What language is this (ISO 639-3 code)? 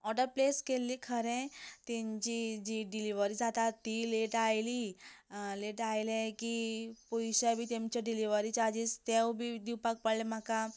kok